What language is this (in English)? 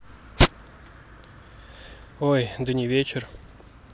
Russian